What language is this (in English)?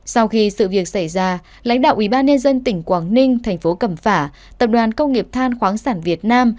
Vietnamese